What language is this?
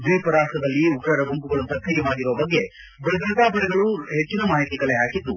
Kannada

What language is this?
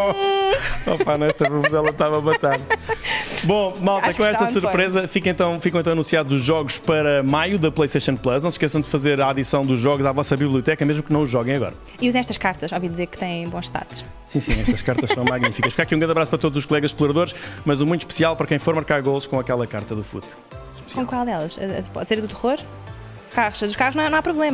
Portuguese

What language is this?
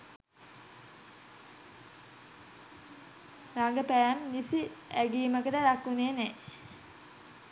Sinhala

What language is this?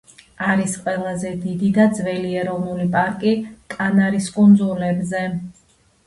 Georgian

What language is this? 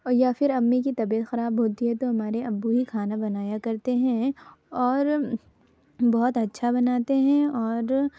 Urdu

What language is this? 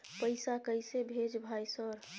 Maithili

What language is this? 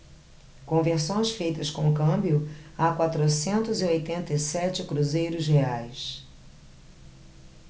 Portuguese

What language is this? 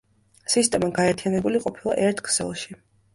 Georgian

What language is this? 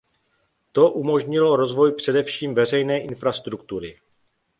Czech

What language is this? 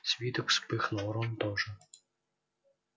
Russian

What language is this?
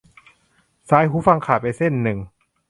Thai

